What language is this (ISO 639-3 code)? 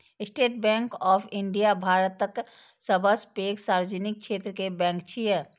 mai